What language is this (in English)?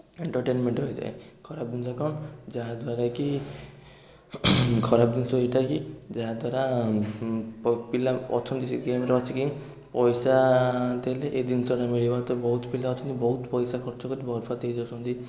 Odia